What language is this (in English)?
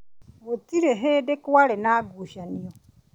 Kikuyu